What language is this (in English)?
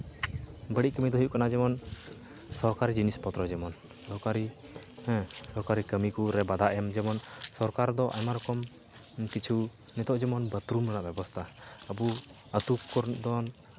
Santali